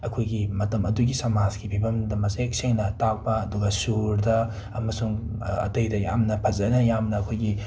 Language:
Manipuri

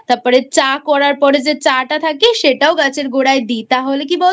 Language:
Bangla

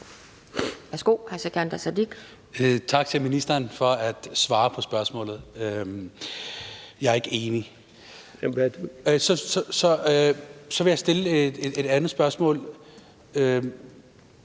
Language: Danish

